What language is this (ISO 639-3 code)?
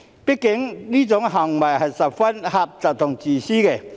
yue